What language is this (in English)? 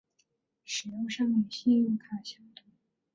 Chinese